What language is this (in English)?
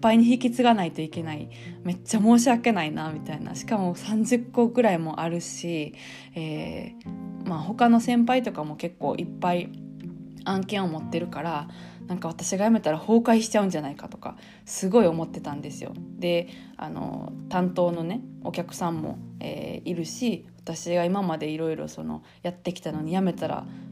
Japanese